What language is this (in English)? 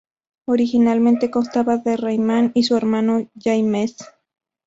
Spanish